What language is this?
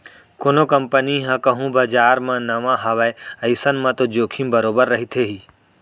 Chhattisgarhi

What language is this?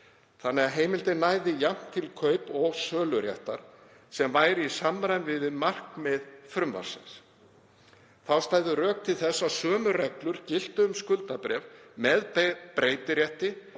Icelandic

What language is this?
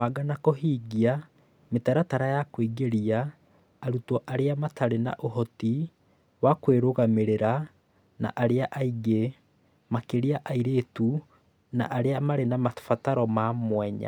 Kikuyu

